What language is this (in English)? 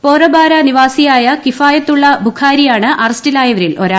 Malayalam